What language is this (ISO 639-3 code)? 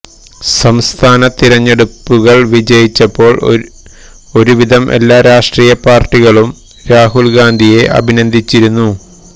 mal